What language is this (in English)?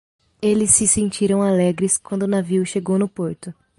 Portuguese